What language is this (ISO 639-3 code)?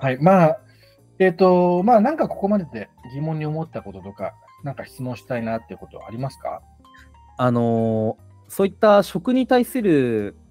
jpn